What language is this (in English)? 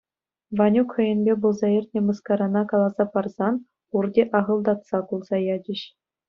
Chuvash